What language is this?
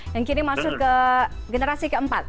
Indonesian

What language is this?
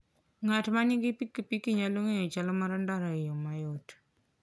Luo (Kenya and Tanzania)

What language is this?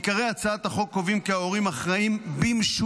Hebrew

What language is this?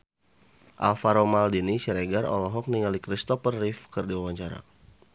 Sundanese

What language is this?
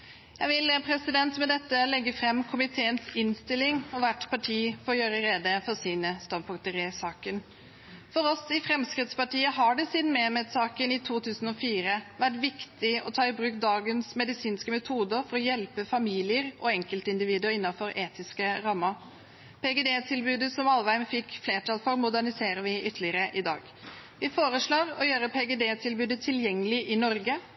Norwegian Bokmål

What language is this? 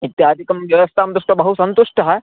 Sanskrit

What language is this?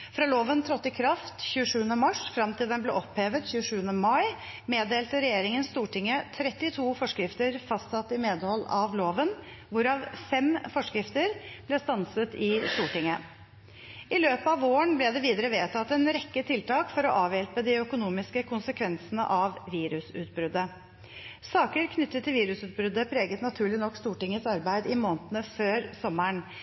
Norwegian Bokmål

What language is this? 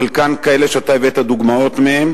Hebrew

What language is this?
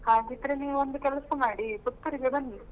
Kannada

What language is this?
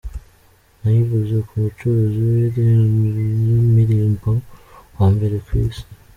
Kinyarwanda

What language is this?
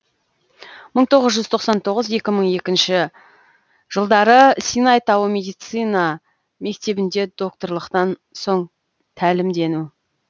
Kazakh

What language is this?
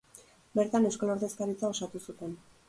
Basque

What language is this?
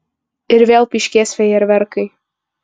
Lithuanian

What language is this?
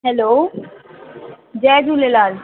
Sindhi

